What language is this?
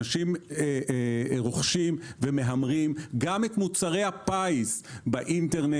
Hebrew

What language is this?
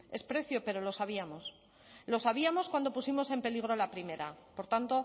Spanish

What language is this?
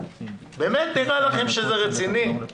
Hebrew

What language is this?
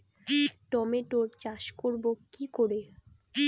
Bangla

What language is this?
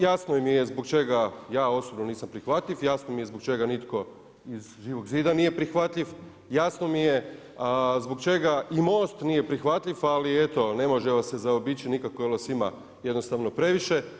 Croatian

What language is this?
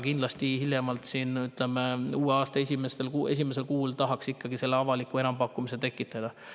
Estonian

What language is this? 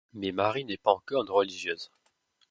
French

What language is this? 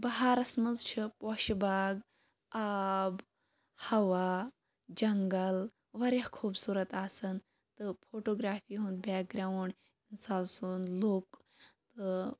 Kashmiri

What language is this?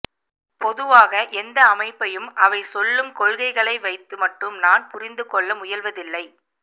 Tamil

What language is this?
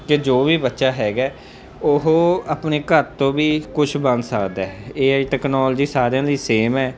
Punjabi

